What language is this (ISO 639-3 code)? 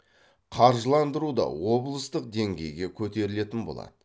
kaz